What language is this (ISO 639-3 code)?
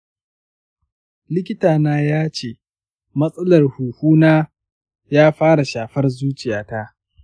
hau